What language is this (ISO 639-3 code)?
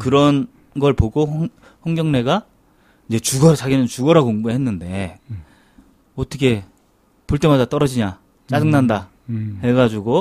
kor